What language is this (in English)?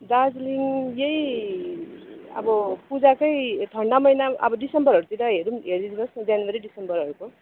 Nepali